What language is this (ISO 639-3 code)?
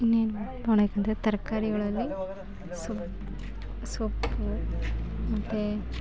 kan